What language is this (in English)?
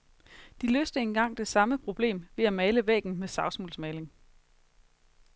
Danish